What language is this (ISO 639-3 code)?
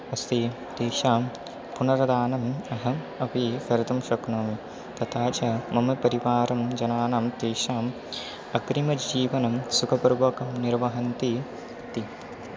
san